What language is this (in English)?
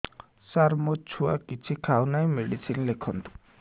Odia